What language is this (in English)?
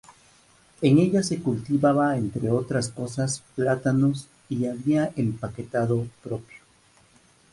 Spanish